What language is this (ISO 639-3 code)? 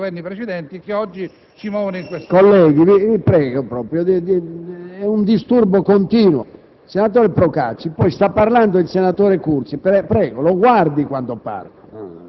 ita